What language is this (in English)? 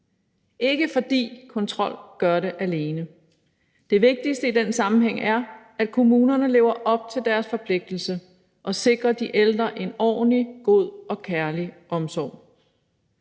Danish